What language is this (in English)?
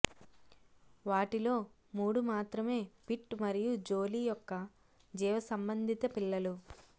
Telugu